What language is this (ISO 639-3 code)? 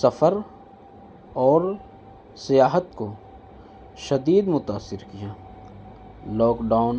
urd